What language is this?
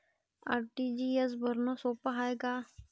Marathi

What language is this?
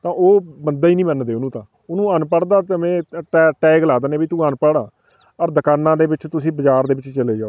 Punjabi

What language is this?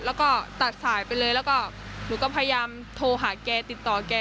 Thai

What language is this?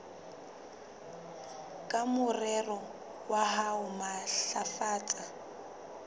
Southern Sotho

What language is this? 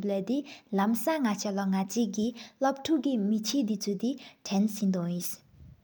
Sikkimese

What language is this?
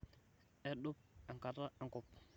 Masai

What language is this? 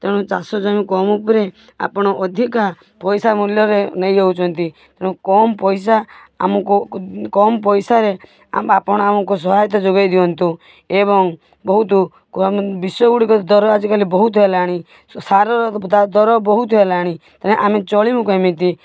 Odia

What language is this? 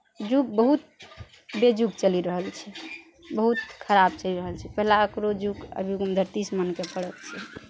Maithili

